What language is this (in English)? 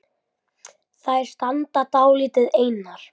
Icelandic